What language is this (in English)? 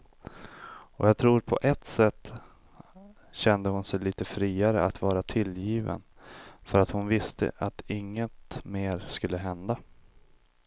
Swedish